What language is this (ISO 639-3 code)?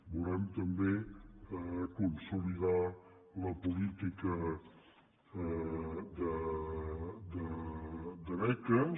cat